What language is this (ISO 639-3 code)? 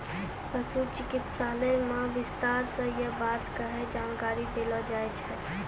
mai